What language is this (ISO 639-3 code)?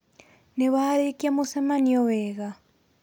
kik